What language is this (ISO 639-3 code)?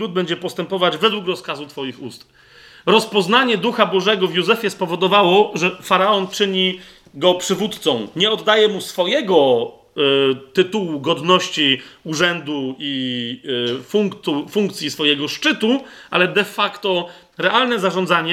pol